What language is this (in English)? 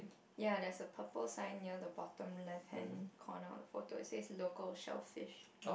English